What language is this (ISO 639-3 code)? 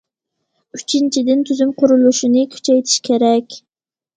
uig